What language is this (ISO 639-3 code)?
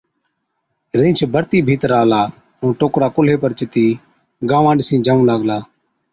odk